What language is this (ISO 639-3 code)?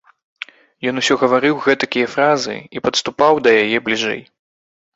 bel